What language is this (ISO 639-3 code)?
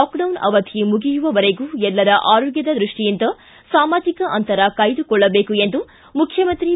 kan